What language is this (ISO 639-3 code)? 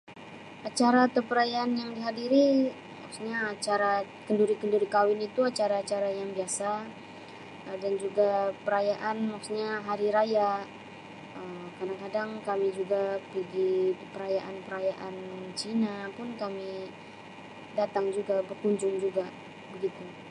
msi